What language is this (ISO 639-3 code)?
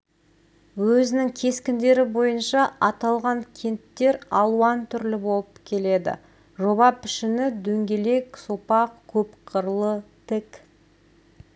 kaz